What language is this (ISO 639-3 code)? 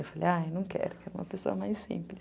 por